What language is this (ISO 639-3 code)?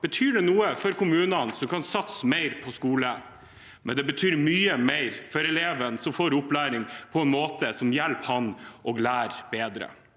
nor